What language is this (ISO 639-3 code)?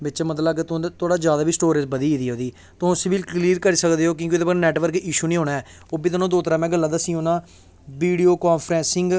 doi